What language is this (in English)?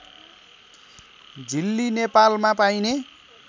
Nepali